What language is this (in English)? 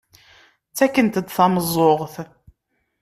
Kabyle